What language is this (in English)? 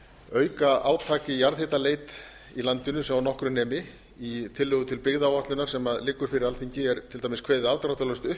Icelandic